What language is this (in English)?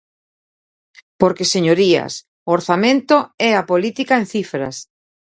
Galician